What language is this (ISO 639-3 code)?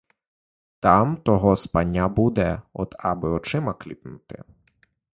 ukr